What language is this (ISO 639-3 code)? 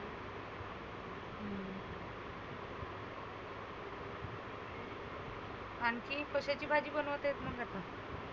mar